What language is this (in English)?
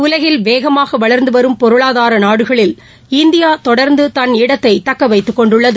Tamil